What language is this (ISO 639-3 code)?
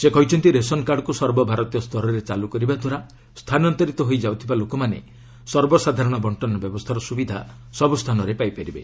ori